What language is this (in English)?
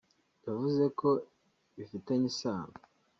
Kinyarwanda